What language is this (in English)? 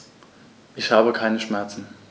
German